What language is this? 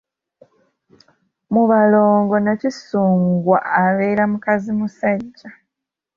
Ganda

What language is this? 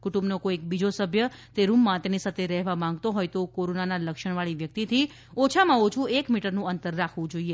Gujarati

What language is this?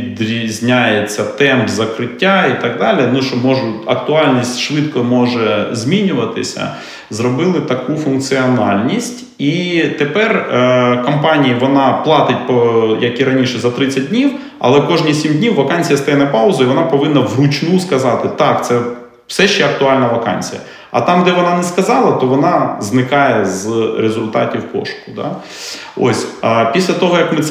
Ukrainian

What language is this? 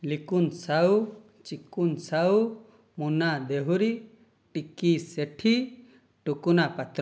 Odia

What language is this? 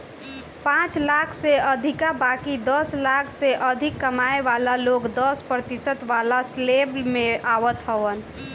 Bhojpuri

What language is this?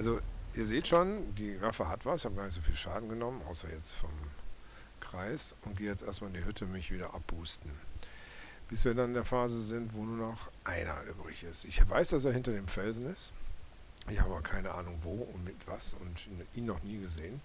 German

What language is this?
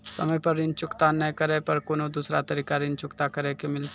Maithili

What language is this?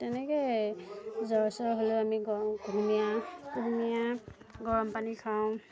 Assamese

